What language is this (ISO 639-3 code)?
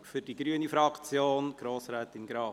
gsw